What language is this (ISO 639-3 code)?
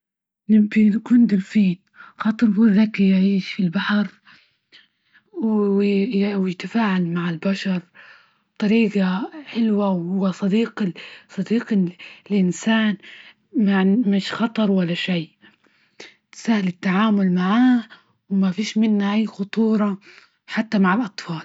ayl